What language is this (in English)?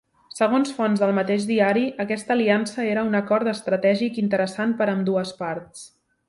Catalan